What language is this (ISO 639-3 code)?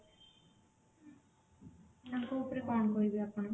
ori